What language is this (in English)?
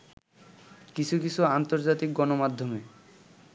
Bangla